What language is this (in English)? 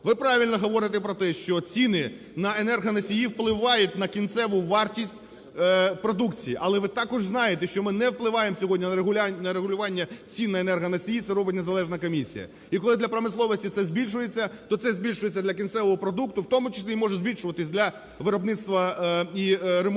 Ukrainian